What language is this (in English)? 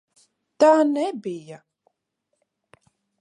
Latvian